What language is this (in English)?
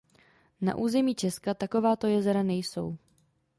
Czech